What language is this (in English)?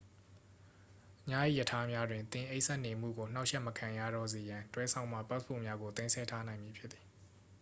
Burmese